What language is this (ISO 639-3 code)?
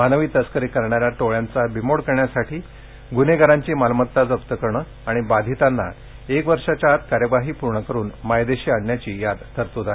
mar